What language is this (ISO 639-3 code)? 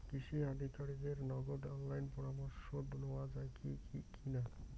ben